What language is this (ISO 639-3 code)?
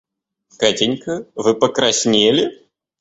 rus